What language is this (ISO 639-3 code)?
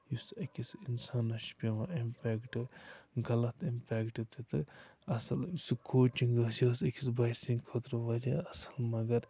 kas